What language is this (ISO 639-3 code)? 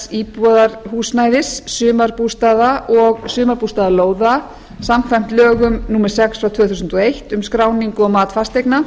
isl